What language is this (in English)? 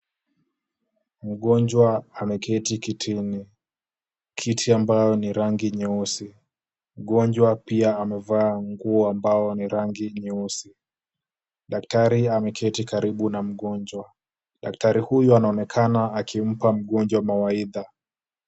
Swahili